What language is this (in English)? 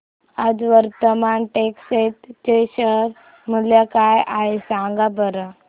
Marathi